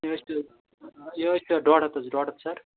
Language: Kashmiri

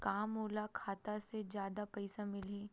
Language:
Chhattisgarhi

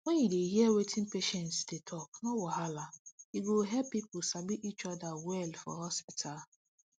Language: Nigerian Pidgin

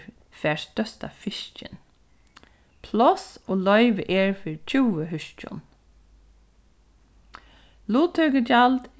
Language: Faroese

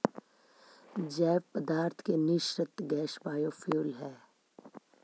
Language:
Magahi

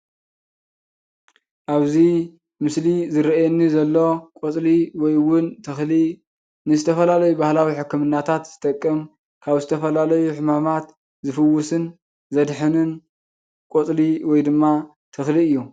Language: Tigrinya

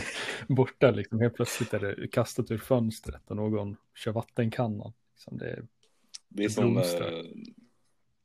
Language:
Swedish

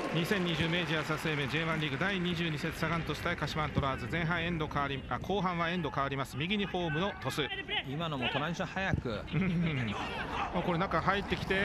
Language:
Japanese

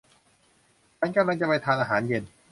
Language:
Thai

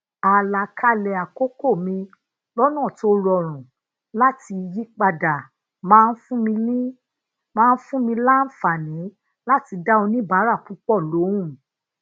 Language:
Yoruba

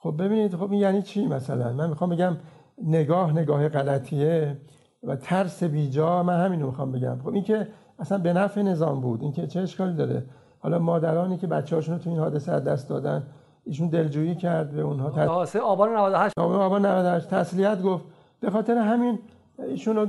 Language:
Persian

